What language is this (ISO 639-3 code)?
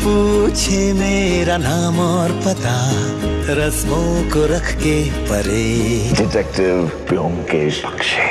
hin